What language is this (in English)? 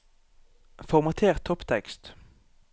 Norwegian